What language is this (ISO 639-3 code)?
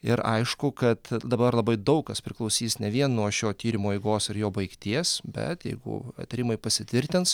lit